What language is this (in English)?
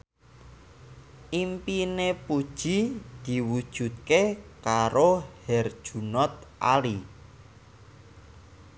Javanese